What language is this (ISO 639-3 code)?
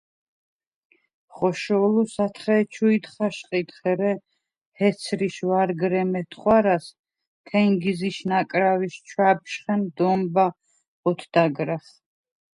sva